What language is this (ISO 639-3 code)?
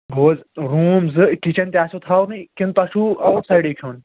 kas